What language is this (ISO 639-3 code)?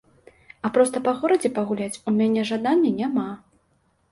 bel